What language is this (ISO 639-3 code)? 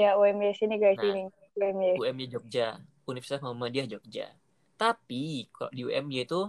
ind